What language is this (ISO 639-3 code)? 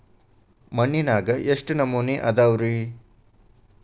kan